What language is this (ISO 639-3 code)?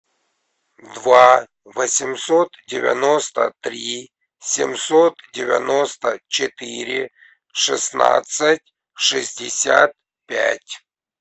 rus